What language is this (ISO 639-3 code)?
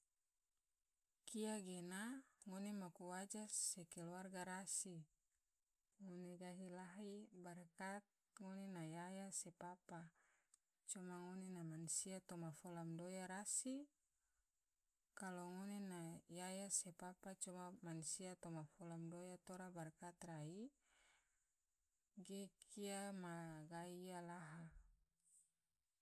tvo